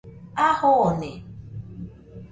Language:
Nüpode Huitoto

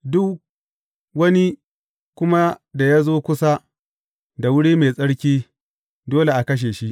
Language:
Hausa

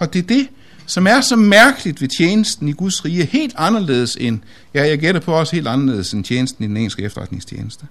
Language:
Danish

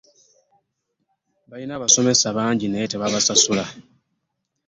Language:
Ganda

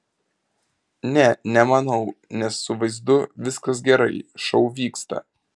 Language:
Lithuanian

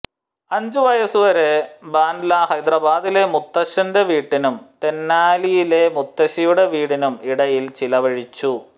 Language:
Malayalam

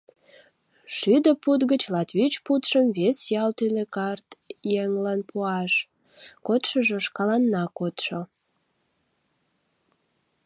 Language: Mari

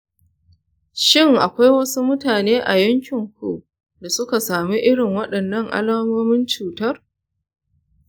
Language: Hausa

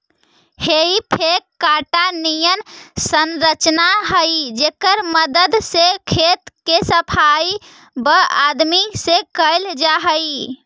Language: Magahi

